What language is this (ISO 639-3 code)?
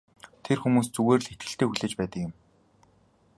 mon